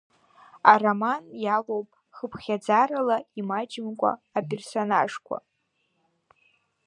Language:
Abkhazian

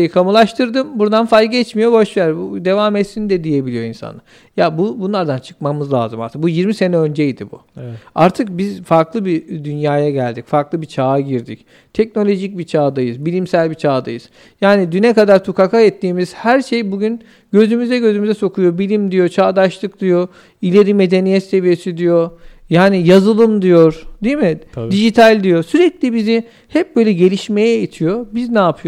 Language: Turkish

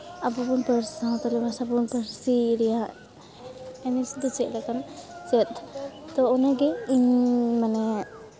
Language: Santali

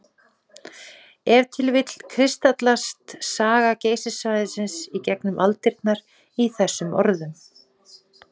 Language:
Icelandic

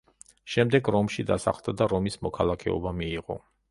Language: Georgian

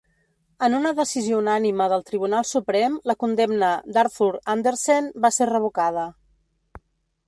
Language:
Catalan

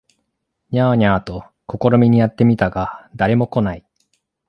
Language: Japanese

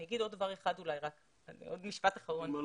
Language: Hebrew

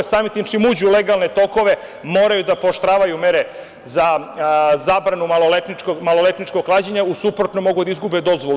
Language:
Serbian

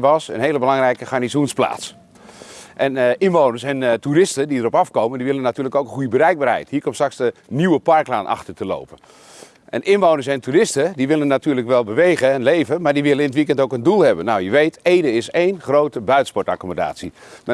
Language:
Dutch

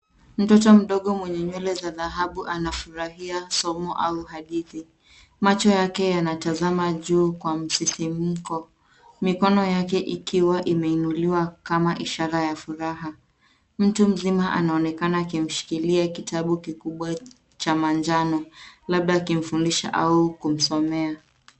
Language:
Swahili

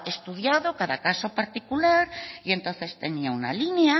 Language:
Spanish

